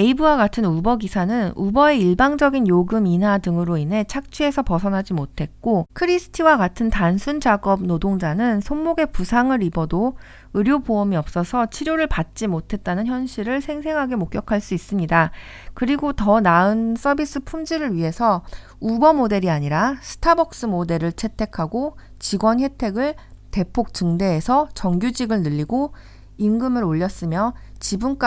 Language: Korean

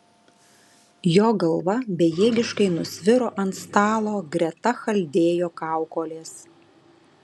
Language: Lithuanian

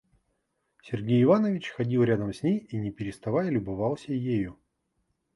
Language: Russian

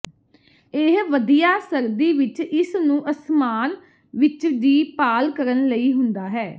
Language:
Punjabi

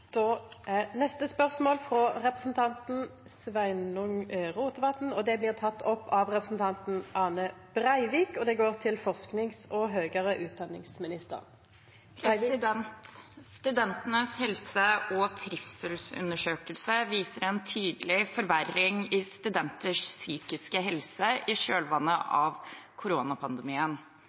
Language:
Norwegian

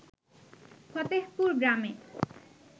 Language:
Bangla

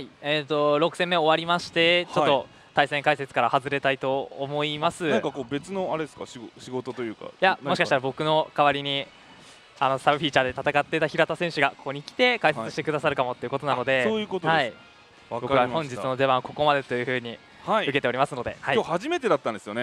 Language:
Japanese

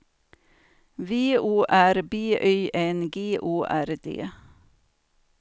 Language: Swedish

